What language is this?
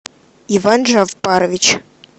Russian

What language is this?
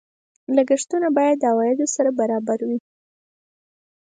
Pashto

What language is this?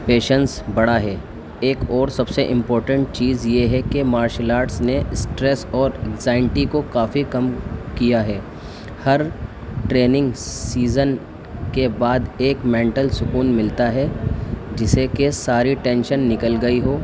Urdu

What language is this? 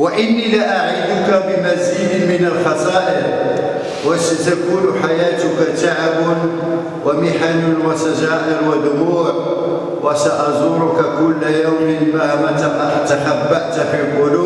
Arabic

